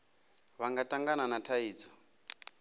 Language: Venda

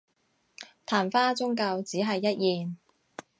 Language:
Cantonese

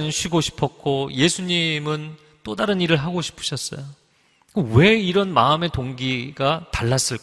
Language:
Korean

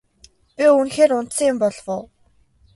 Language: Mongolian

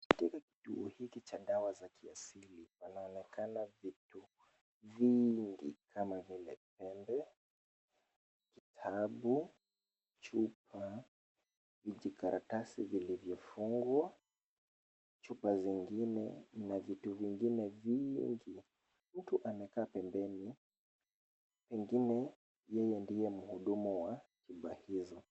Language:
Swahili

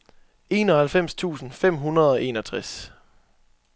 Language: Danish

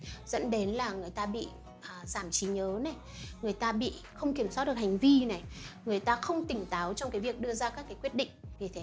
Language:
Vietnamese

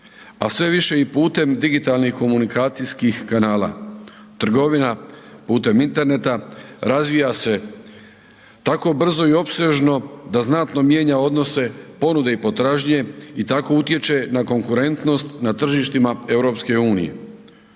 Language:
Croatian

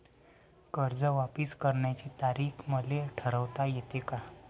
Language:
Marathi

